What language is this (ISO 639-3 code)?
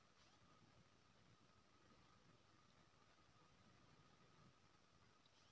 mai